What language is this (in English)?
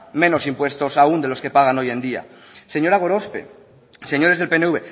Spanish